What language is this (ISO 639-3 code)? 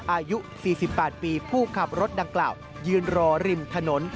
tha